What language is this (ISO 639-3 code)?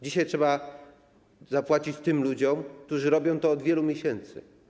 pol